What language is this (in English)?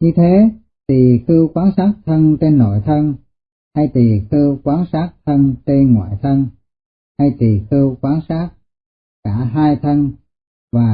Vietnamese